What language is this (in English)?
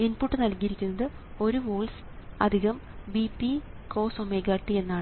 Malayalam